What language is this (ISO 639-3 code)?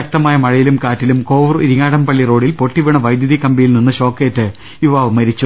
mal